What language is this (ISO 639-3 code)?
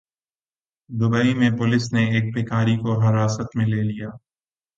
urd